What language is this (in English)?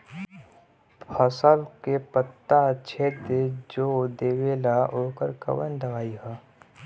Bhojpuri